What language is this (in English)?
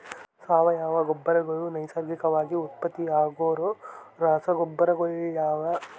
Kannada